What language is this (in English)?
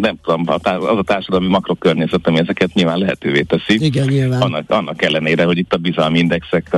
Hungarian